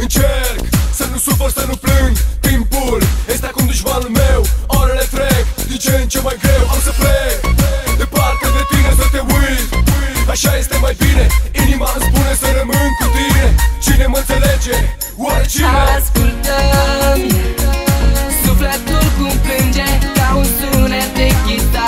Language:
Romanian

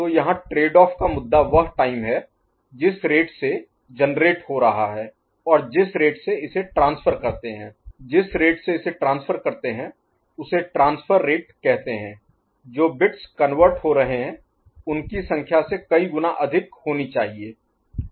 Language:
Hindi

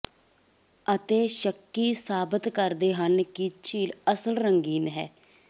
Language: Punjabi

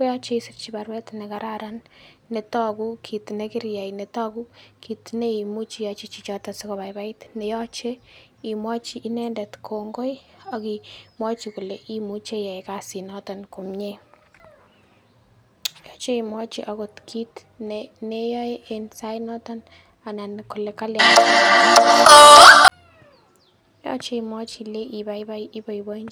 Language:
Kalenjin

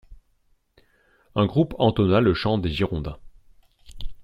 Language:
French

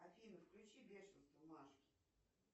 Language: Russian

